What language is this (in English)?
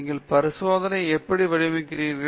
Tamil